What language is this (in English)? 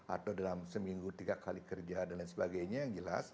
Indonesian